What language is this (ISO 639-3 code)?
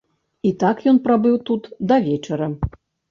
bel